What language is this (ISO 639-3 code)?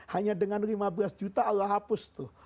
ind